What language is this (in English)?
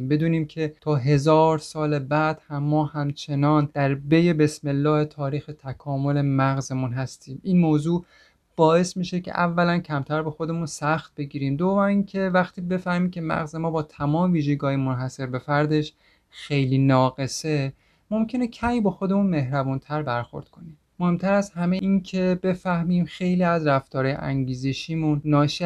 Persian